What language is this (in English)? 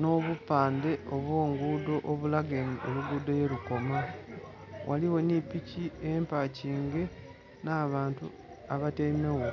Soga